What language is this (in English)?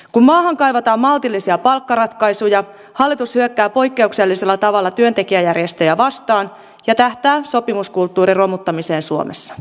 Finnish